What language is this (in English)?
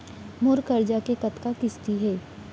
Chhattisgarhi